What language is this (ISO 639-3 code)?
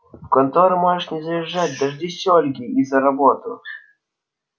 rus